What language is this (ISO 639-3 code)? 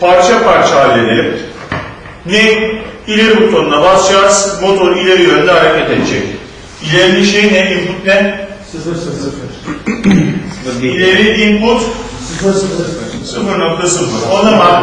tur